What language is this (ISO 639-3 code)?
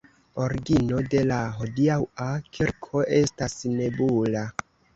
epo